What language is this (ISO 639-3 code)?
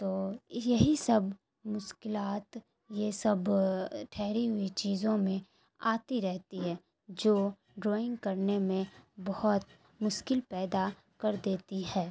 urd